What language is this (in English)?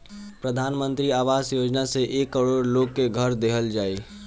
Bhojpuri